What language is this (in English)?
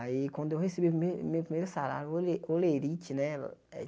Portuguese